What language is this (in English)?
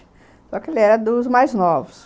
Portuguese